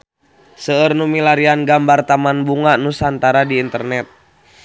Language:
Sundanese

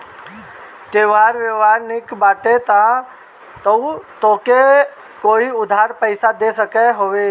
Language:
Bhojpuri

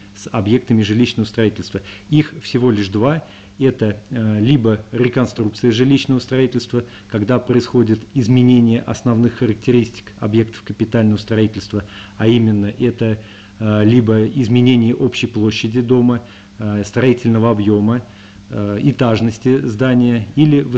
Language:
Russian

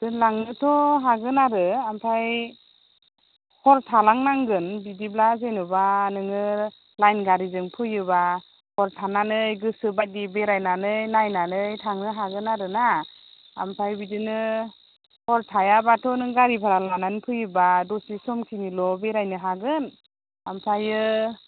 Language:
Bodo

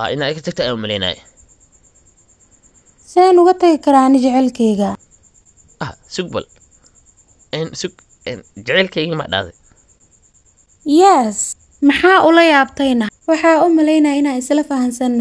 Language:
Arabic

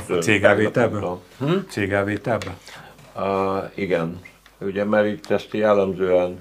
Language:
Hungarian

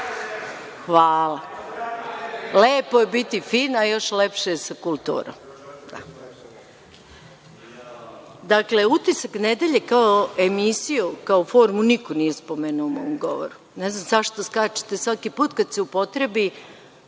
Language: Serbian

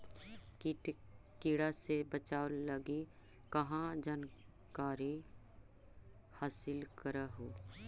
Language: Magahi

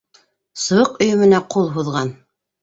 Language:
Bashkir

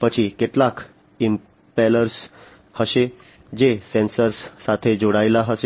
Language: Gujarati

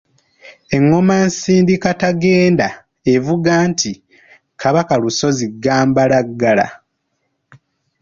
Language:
Ganda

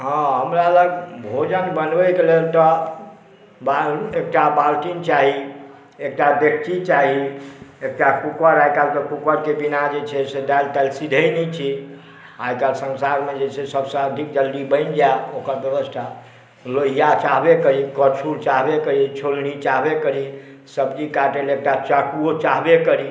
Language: Maithili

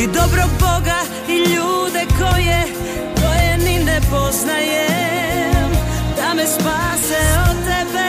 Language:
Croatian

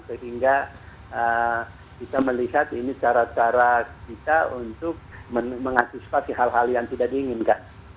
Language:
Indonesian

